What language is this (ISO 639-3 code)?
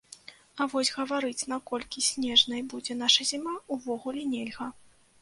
bel